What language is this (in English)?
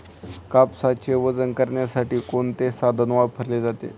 Marathi